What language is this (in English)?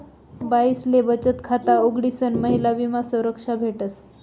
Marathi